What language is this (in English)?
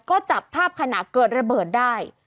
Thai